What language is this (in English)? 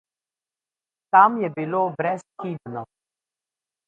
Slovenian